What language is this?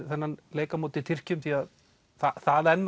Icelandic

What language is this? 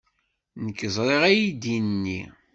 Kabyle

